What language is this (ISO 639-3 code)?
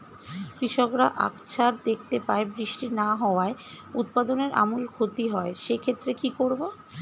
ben